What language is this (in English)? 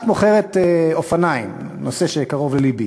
Hebrew